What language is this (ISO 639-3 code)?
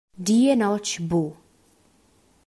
roh